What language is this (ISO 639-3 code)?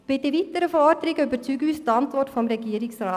gsw